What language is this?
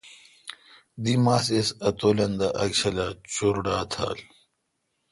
Kalkoti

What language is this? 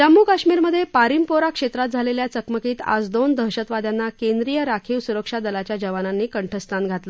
Marathi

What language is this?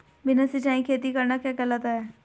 Hindi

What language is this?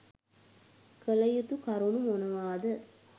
Sinhala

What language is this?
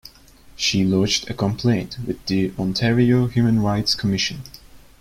English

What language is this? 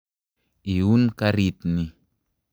Kalenjin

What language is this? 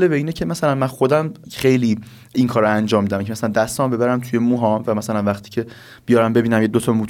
Persian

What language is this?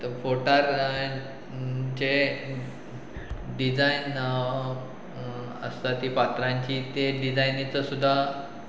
Konkani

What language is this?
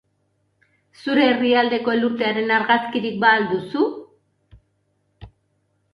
Basque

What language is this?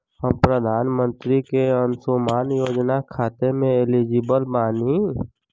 Bhojpuri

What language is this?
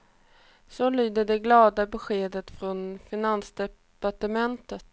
Swedish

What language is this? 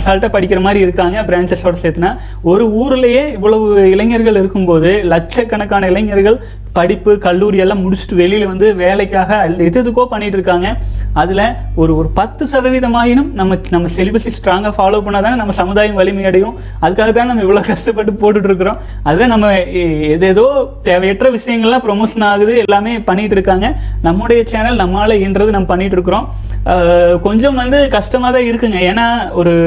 Tamil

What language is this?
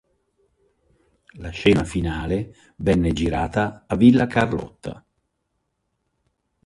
Italian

